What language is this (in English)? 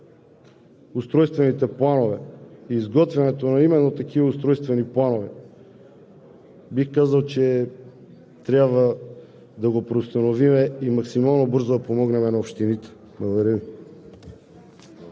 Bulgarian